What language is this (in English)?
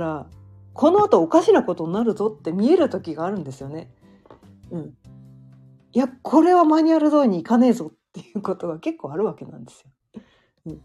Japanese